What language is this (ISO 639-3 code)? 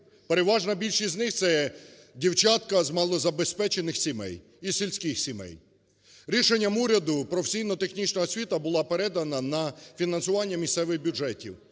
ukr